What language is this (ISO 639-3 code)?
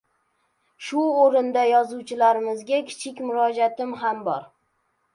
uzb